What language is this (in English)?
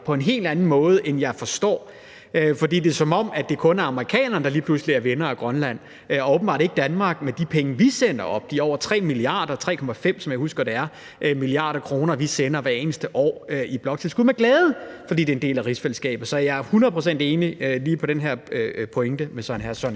Danish